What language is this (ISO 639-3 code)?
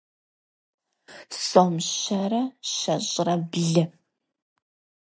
rus